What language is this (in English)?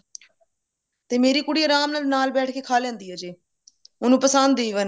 Punjabi